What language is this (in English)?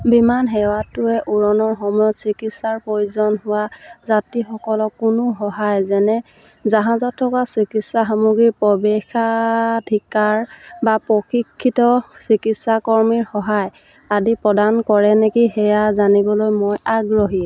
Assamese